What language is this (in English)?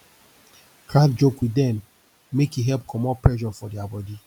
Nigerian Pidgin